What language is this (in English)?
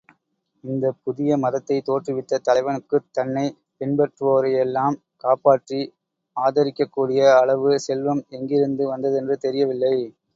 Tamil